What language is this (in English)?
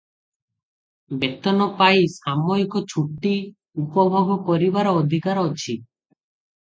Odia